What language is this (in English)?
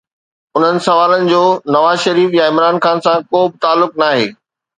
Sindhi